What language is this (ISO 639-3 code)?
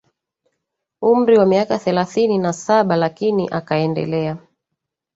swa